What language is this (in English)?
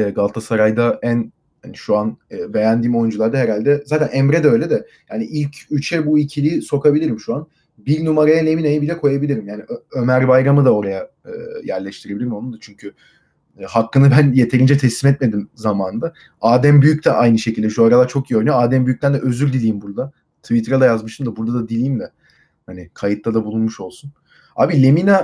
Turkish